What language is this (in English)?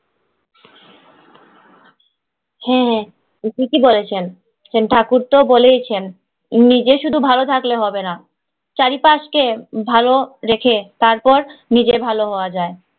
Bangla